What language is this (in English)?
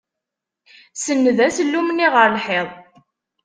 Kabyle